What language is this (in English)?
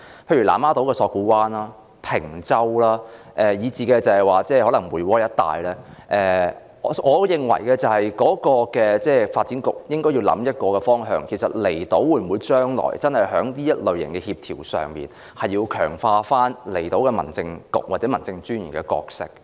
Cantonese